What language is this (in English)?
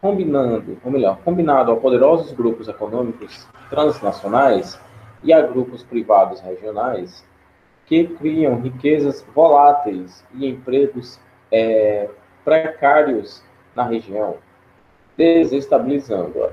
Portuguese